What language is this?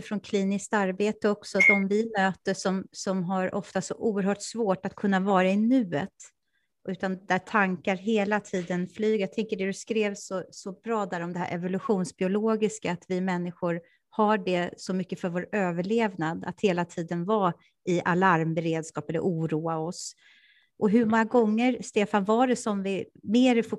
Swedish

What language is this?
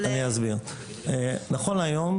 Hebrew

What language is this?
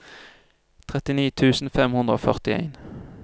Norwegian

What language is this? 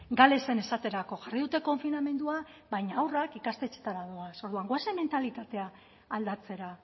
Basque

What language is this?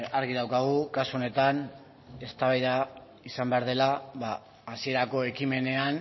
Basque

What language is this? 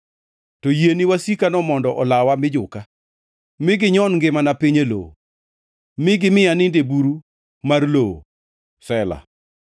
Luo (Kenya and Tanzania)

